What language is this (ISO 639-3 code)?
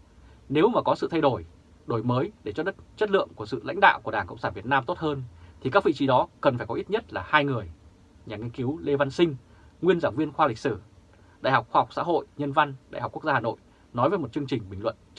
vie